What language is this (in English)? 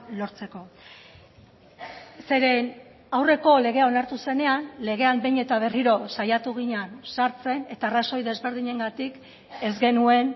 Basque